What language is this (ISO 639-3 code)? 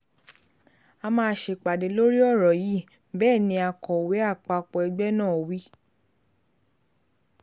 yor